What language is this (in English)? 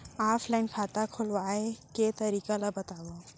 Chhattisgarhi